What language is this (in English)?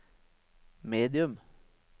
Norwegian